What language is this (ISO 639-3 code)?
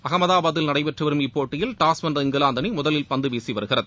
tam